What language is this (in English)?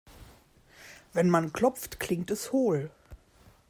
German